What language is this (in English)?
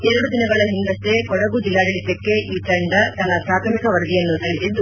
Kannada